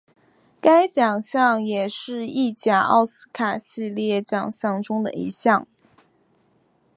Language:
Chinese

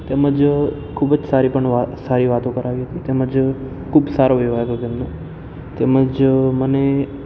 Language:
Gujarati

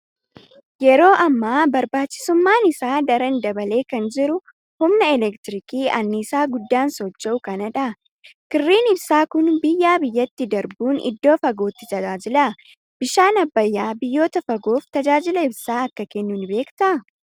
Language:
Oromo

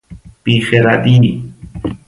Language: Persian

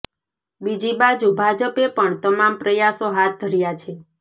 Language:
Gujarati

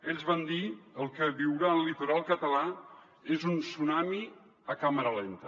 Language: Catalan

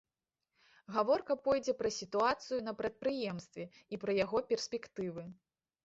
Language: Belarusian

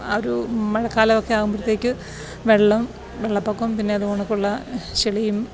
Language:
Malayalam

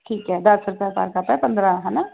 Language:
Punjabi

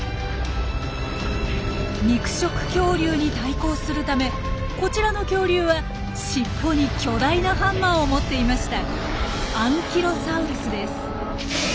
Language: Japanese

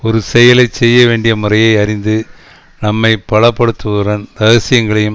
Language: Tamil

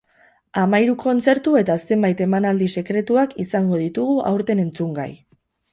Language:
Basque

